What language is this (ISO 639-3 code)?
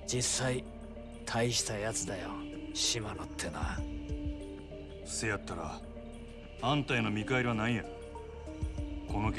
jpn